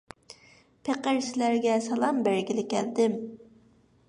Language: Uyghur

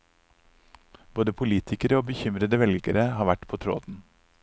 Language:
Norwegian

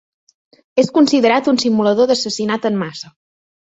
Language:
Catalan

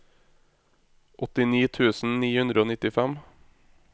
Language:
Norwegian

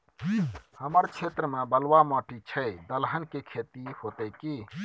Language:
Maithili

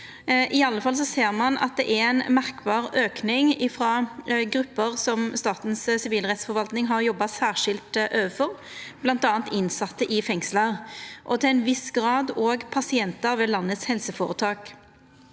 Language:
Norwegian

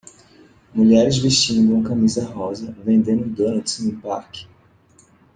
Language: Portuguese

